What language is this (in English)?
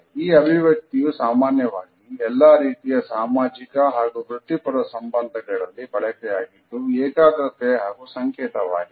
Kannada